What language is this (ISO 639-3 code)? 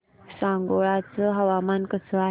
mar